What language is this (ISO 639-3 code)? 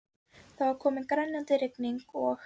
isl